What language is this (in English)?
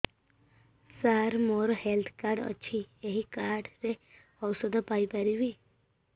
Odia